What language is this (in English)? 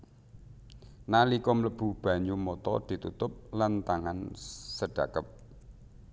Javanese